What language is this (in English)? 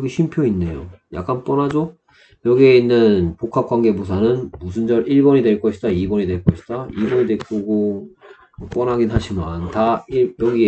Korean